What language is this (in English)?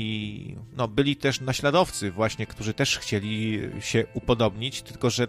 Polish